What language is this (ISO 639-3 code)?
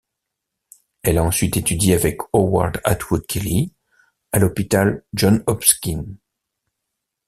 fra